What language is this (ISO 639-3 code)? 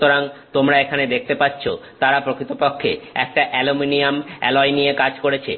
ben